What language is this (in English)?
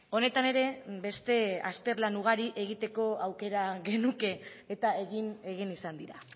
Basque